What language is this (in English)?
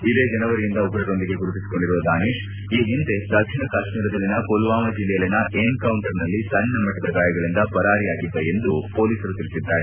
Kannada